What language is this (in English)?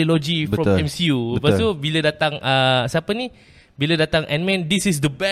Malay